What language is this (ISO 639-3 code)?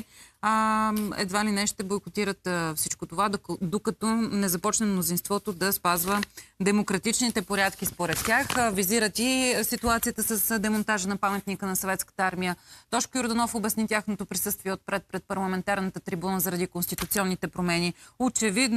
bul